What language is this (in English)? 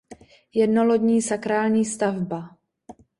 Czech